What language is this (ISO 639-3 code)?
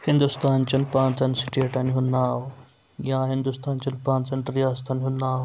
kas